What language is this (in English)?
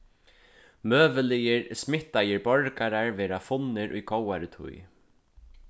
Faroese